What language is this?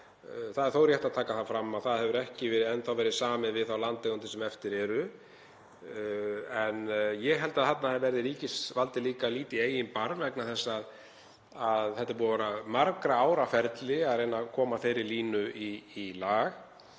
Icelandic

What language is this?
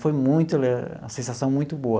Portuguese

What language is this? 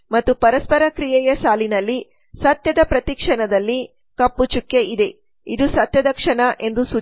Kannada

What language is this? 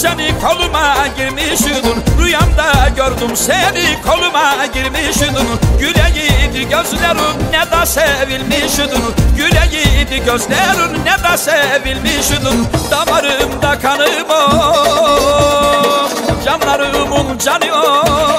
Turkish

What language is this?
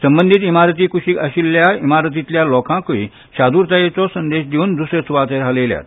Konkani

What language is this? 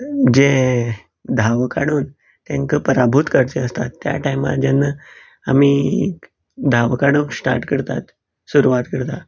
Konkani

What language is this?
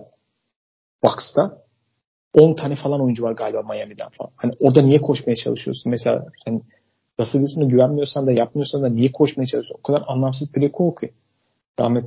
Turkish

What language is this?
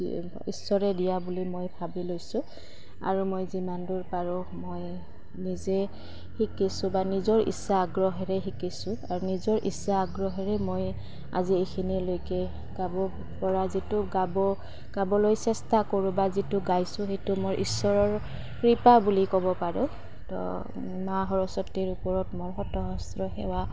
Assamese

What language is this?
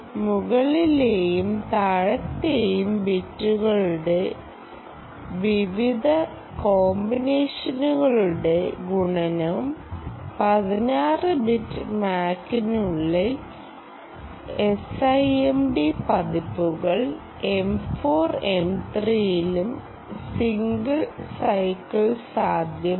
Malayalam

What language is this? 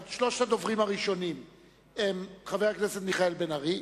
Hebrew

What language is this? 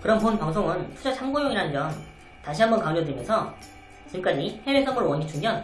Korean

